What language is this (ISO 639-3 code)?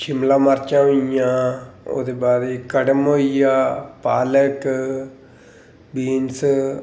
doi